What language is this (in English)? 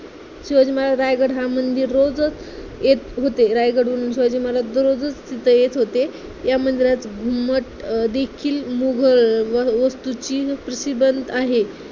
Marathi